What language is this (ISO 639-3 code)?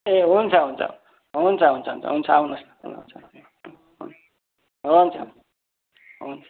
nep